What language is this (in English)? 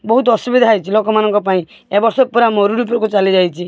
Odia